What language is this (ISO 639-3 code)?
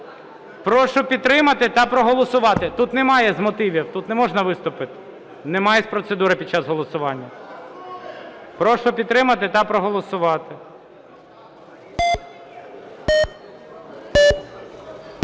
ukr